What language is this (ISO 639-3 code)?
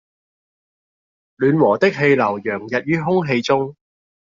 yue